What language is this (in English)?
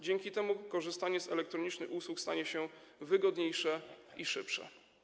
Polish